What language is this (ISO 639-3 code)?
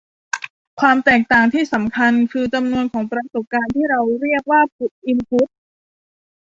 tha